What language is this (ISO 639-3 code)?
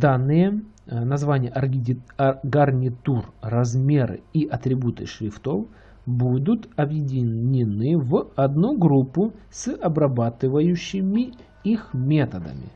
rus